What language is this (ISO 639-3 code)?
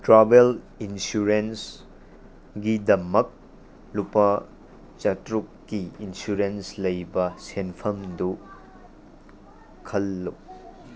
mni